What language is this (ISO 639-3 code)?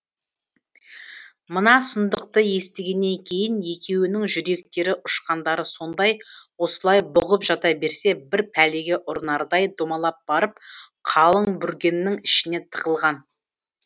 kaz